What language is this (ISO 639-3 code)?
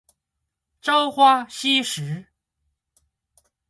zho